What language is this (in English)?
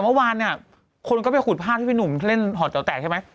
Thai